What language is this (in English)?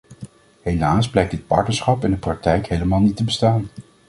Dutch